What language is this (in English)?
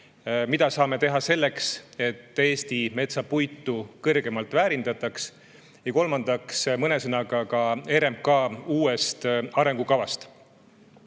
Estonian